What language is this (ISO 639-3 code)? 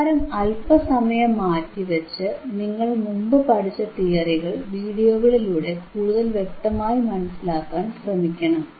mal